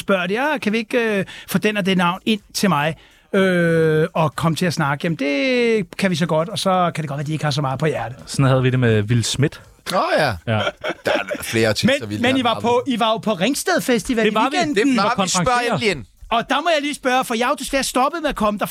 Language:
Danish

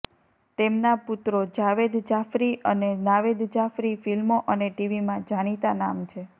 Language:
Gujarati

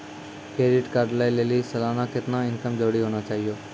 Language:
Maithili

